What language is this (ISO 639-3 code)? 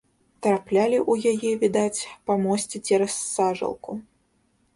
bel